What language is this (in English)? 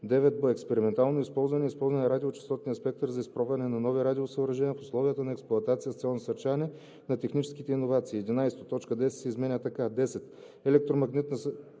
Bulgarian